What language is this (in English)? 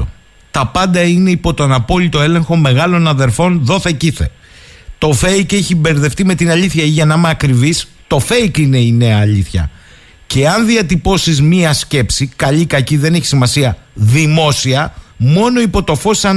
Greek